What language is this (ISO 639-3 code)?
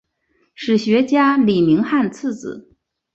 zho